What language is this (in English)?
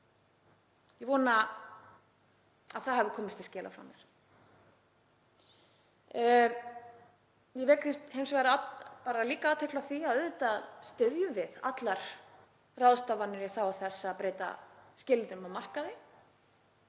Icelandic